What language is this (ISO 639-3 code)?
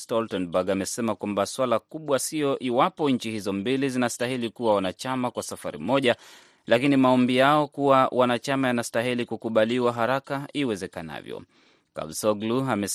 swa